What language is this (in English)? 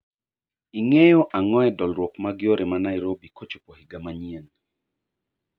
Luo (Kenya and Tanzania)